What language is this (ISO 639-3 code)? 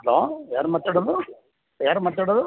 kan